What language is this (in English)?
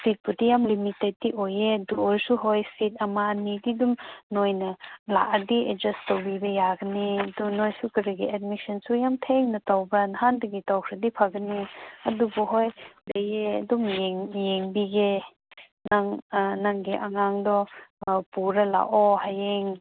Manipuri